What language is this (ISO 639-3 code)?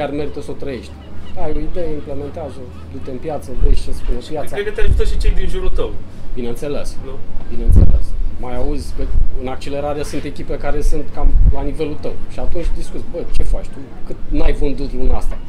ron